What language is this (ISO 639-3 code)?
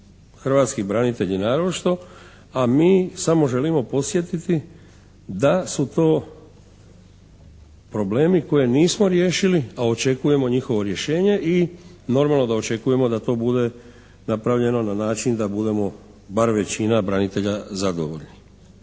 hrv